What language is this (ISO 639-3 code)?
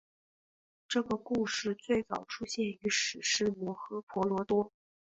zho